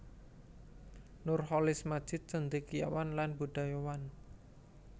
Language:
Javanese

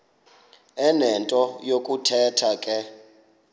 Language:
Xhosa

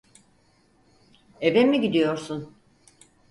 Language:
Turkish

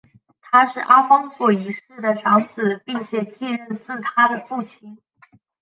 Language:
Chinese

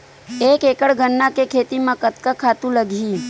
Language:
Chhattisgarhi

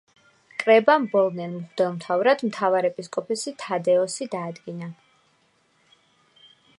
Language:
Georgian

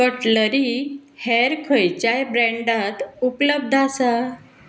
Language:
Konkani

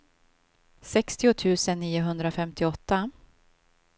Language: Swedish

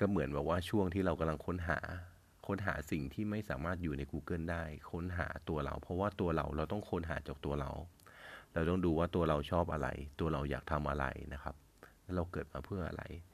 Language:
Thai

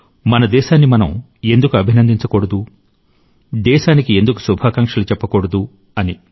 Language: Telugu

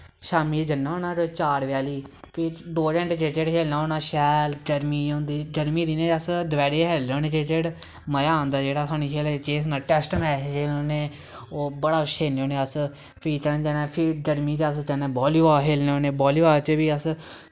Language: Dogri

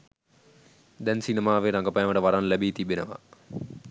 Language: Sinhala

